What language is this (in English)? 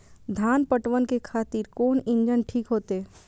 Maithili